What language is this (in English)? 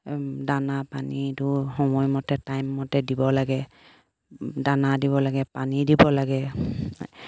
Assamese